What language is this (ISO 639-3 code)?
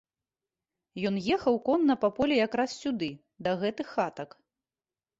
bel